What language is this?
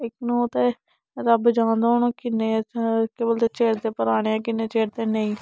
Dogri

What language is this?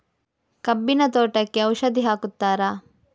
Kannada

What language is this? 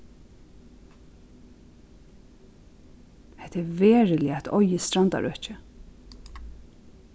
Faroese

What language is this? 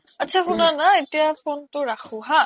Assamese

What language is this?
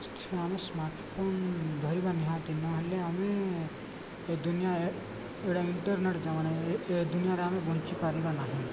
Odia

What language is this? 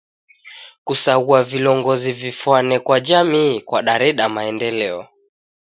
Taita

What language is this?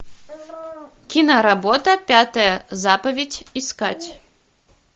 Russian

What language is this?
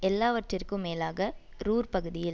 Tamil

